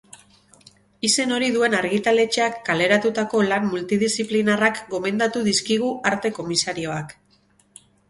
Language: Basque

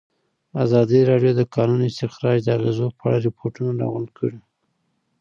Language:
Pashto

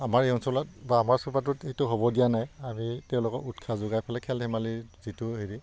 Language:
Assamese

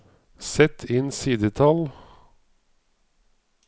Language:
Norwegian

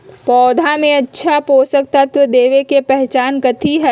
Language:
Magahi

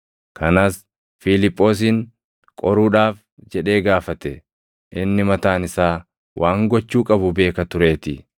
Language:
Oromo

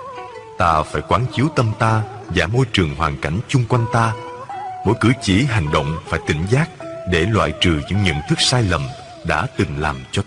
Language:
Vietnamese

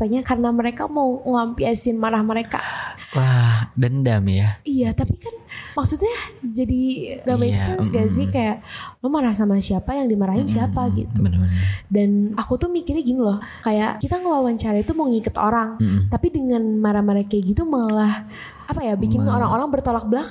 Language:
Indonesian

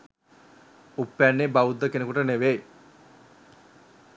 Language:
Sinhala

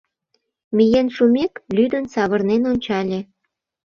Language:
Mari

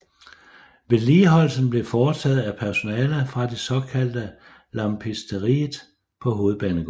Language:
Danish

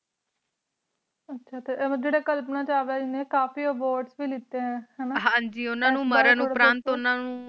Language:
Punjabi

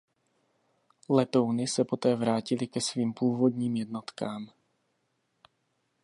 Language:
Czech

